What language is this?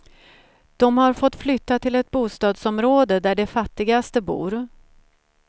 Swedish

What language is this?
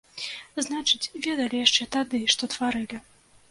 Belarusian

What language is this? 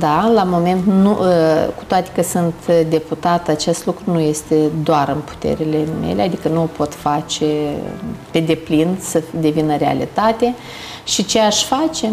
Romanian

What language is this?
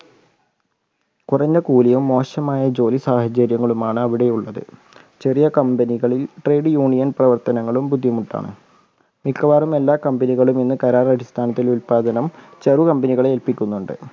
Malayalam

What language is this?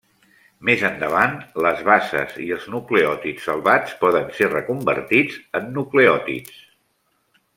Catalan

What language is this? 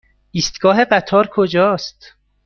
Persian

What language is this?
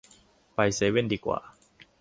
Thai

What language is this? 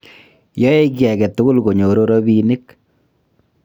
Kalenjin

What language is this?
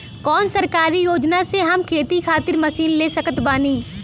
Bhojpuri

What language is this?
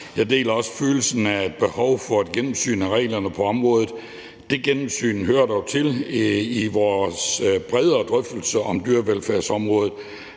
Danish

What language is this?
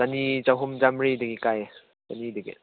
Manipuri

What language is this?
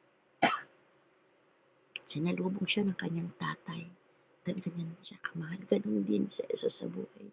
Filipino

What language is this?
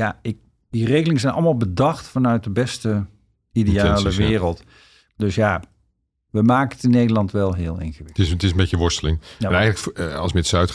Dutch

